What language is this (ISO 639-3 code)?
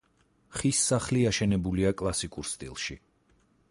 kat